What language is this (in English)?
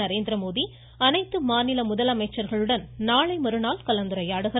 Tamil